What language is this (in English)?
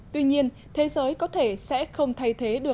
Vietnamese